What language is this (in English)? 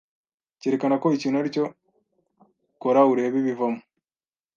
Kinyarwanda